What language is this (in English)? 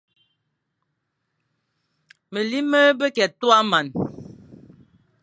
Fang